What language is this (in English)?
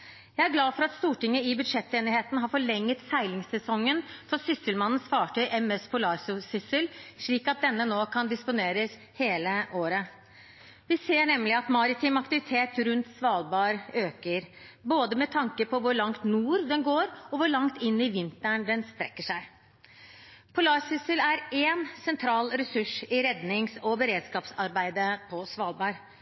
Norwegian Bokmål